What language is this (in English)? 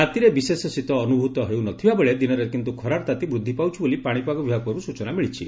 Odia